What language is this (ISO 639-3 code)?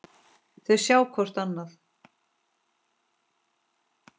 isl